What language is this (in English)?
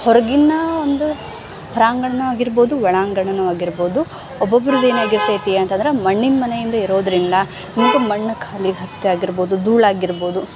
Kannada